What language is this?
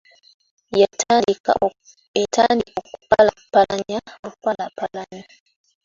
Ganda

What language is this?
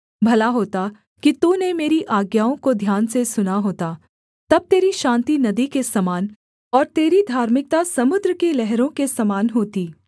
Hindi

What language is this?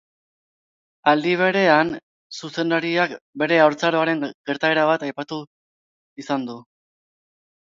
Basque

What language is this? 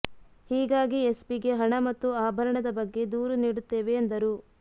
Kannada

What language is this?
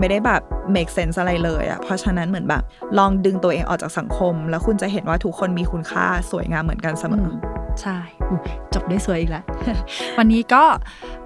Thai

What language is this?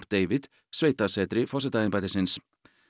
Icelandic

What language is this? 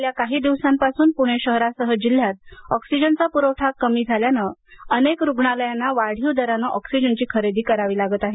Marathi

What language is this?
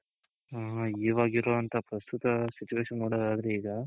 Kannada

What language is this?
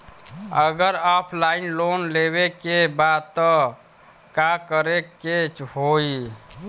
Bhojpuri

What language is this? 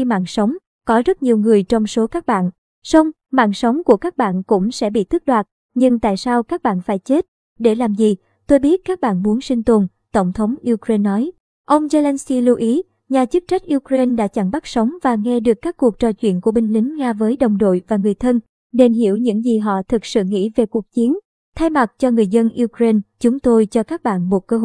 Vietnamese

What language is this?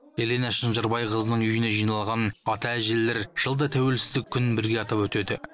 Kazakh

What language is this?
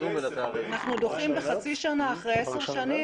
Hebrew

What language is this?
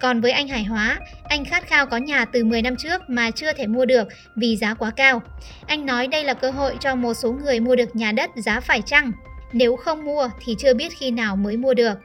Vietnamese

